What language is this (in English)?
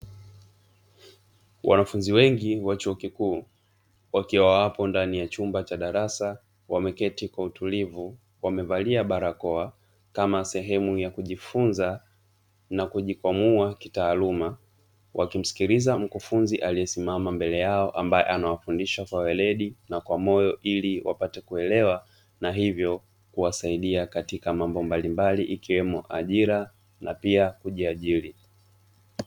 Swahili